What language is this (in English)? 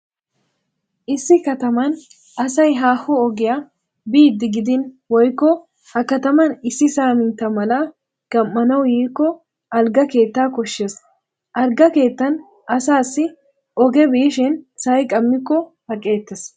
Wolaytta